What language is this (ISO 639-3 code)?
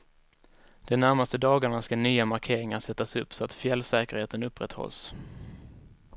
swe